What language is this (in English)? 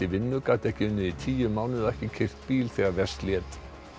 Icelandic